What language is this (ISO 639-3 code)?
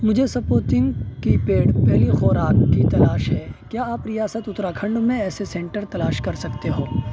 urd